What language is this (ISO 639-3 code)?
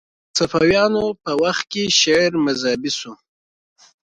pus